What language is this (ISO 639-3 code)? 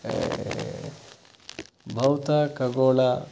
kan